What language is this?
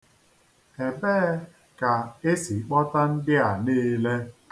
Igbo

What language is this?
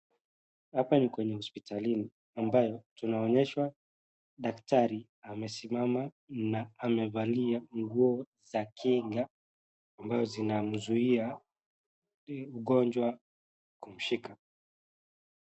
Swahili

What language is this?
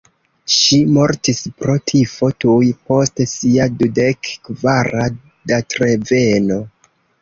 Esperanto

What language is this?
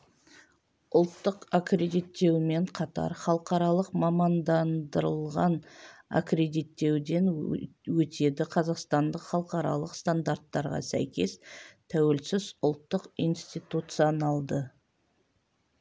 Kazakh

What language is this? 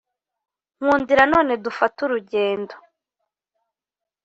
Kinyarwanda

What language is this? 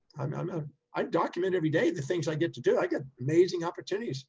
English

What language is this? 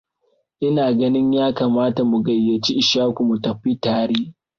Hausa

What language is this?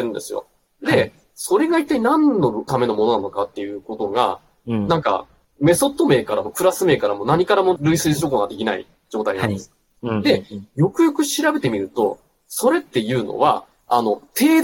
Japanese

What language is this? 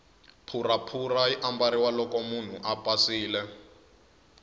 Tsonga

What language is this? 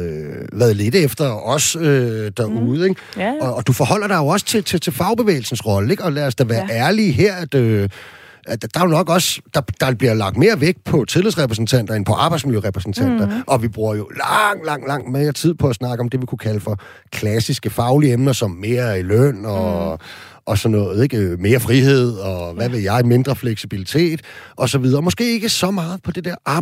Danish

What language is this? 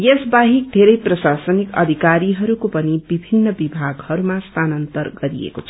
Nepali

